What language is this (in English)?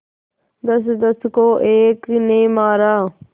Hindi